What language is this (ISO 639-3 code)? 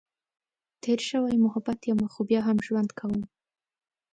pus